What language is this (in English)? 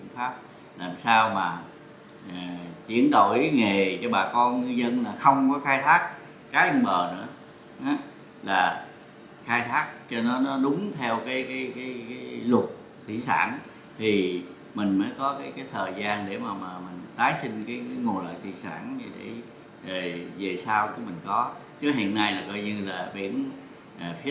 Vietnamese